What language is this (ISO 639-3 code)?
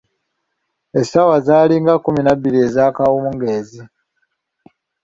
lug